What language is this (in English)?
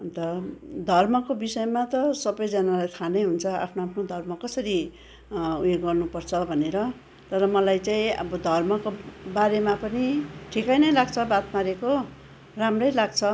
Nepali